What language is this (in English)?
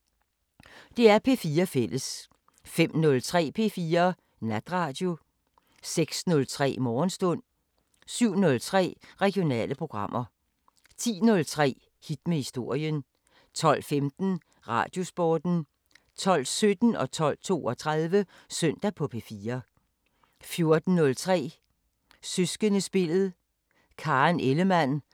Danish